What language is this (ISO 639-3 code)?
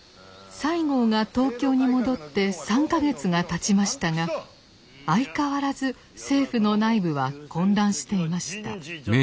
jpn